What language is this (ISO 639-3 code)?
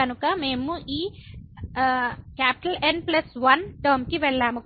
tel